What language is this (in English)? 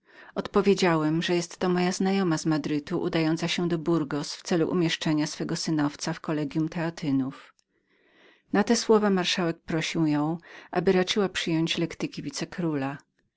Polish